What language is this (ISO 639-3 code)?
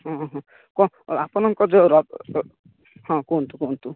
ori